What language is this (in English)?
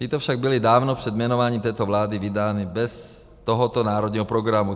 Czech